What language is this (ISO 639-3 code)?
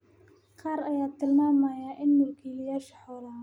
som